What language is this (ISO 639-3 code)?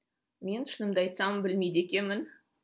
kaz